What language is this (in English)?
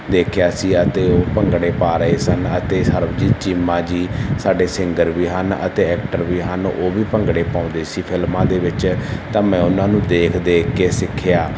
Punjabi